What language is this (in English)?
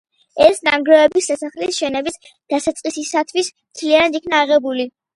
Georgian